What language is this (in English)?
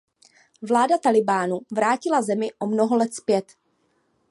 Czech